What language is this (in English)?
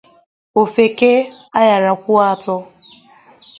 Igbo